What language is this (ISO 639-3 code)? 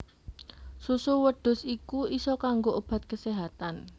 jav